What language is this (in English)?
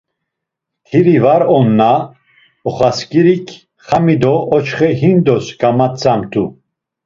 Laz